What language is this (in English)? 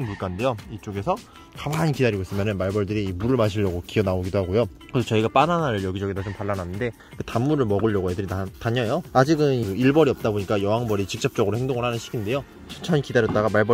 Korean